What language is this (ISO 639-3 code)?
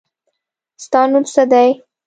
pus